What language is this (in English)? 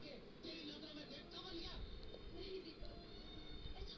Bhojpuri